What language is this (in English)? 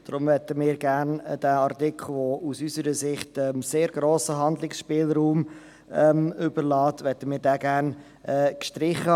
Swiss German